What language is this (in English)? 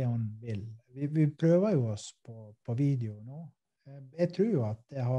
Swedish